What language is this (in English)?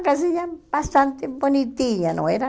Portuguese